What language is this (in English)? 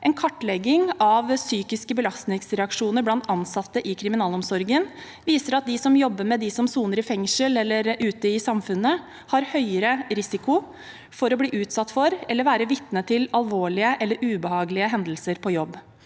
Norwegian